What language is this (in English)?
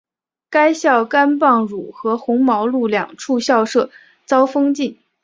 Chinese